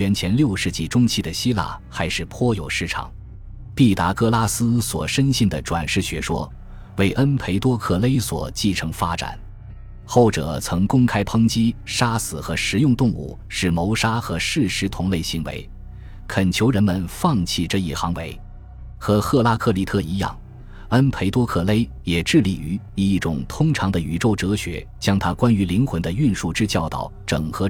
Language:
Chinese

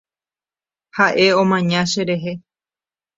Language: Guarani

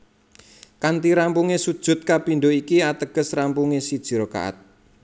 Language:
Javanese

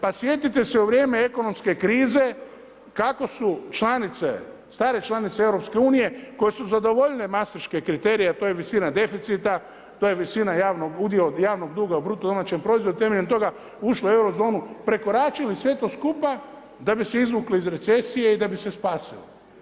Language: Croatian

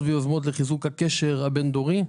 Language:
Hebrew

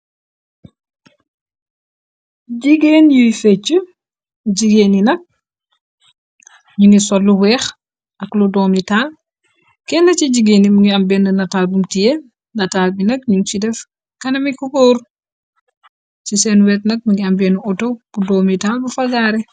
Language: Wolof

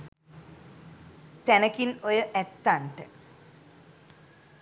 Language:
Sinhala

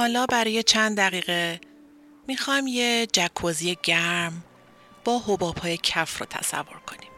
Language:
Persian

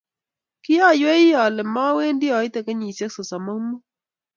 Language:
Kalenjin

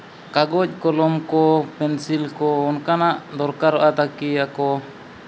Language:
Santali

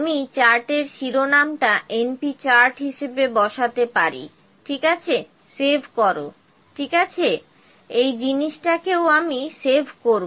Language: Bangla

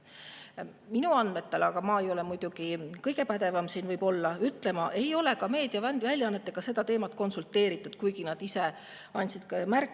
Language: Estonian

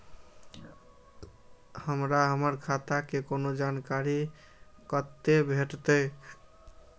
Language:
Maithili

